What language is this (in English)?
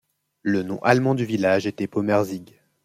French